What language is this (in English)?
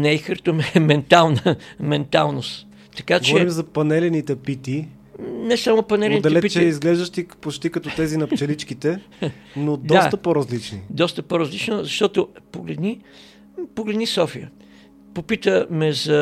Bulgarian